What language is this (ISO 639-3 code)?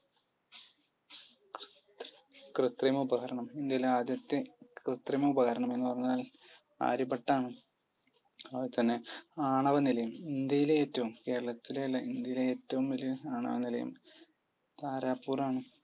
mal